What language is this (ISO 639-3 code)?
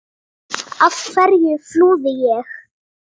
isl